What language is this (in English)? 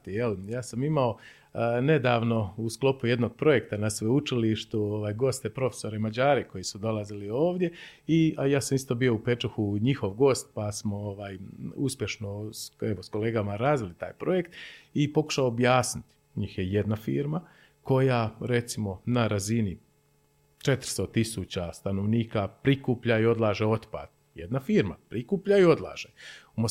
Croatian